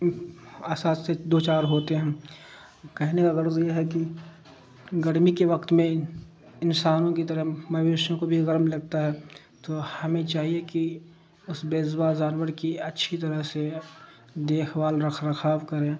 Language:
Urdu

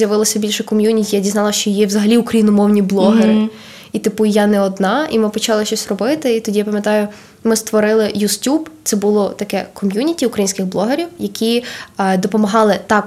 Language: Ukrainian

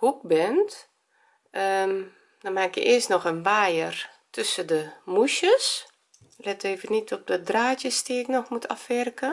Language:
Dutch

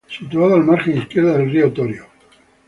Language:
Spanish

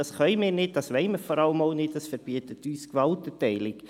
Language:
Swiss German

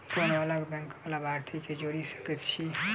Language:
Maithili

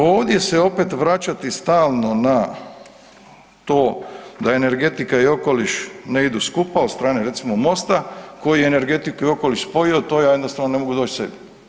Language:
Croatian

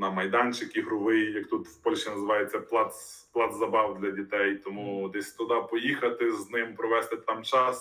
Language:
Ukrainian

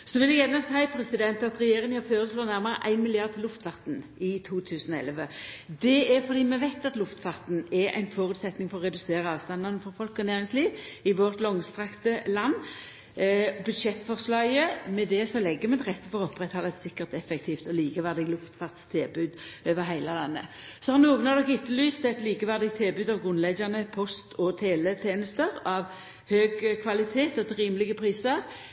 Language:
Norwegian Nynorsk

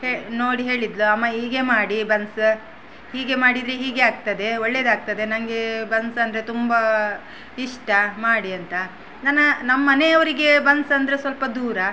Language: Kannada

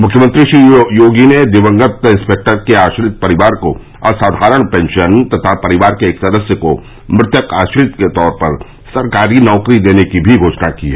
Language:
Hindi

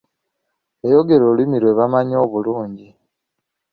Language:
Ganda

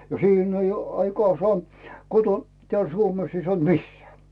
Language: Finnish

